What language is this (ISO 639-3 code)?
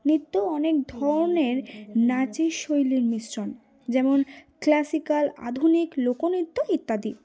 ben